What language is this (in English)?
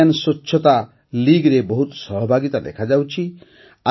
Odia